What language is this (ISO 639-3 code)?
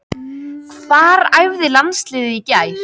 isl